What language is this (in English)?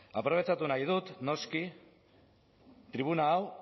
Basque